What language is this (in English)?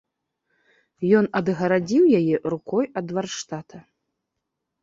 Belarusian